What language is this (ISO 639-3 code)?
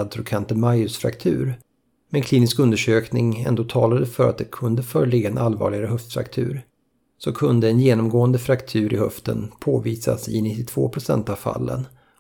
swe